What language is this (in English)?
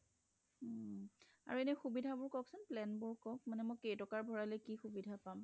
Assamese